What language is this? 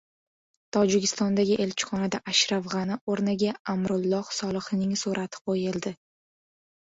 Uzbek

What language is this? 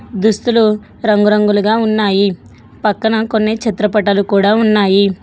Telugu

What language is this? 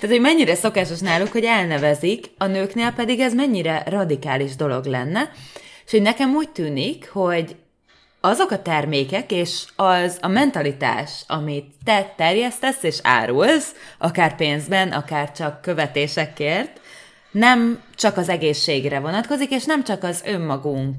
Hungarian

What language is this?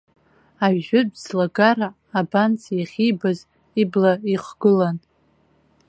Abkhazian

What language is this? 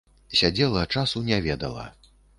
Belarusian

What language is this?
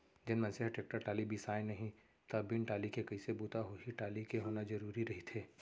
Chhattisgarhi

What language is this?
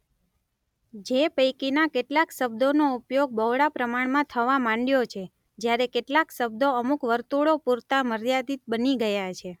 Gujarati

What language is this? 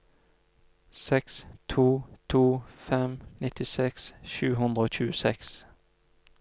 Norwegian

